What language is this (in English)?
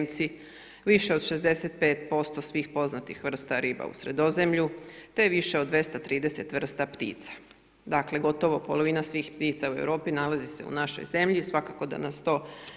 Croatian